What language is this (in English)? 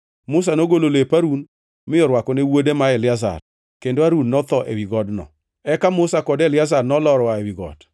Luo (Kenya and Tanzania)